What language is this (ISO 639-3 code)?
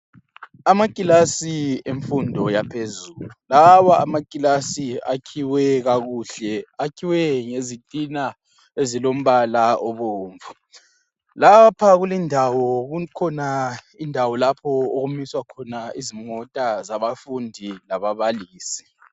nde